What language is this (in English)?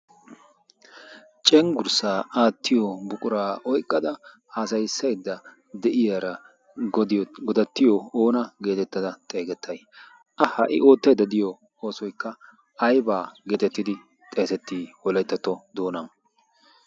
Wolaytta